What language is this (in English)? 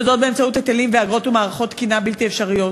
Hebrew